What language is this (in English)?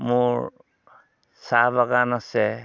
Assamese